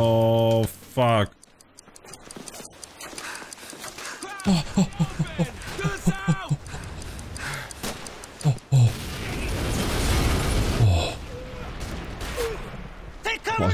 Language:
Polish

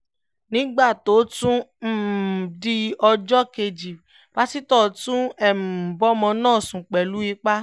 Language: Yoruba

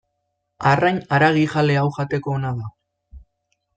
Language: Basque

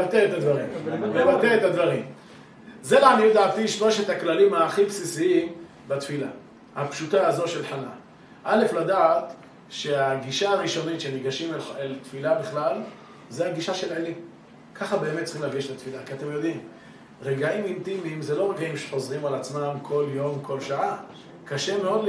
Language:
Hebrew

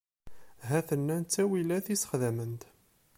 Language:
Kabyle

